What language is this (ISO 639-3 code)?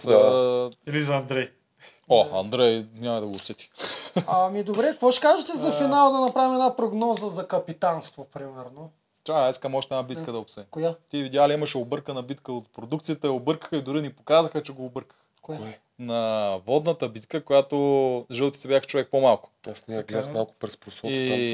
bul